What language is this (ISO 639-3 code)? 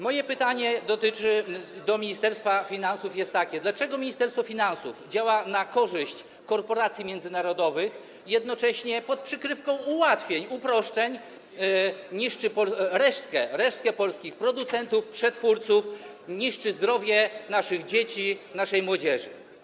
pol